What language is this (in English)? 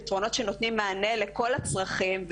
Hebrew